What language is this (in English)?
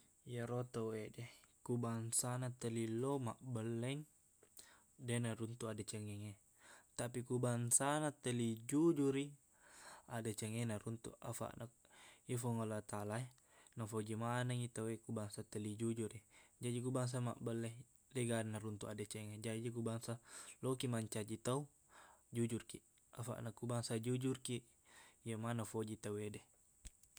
Buginese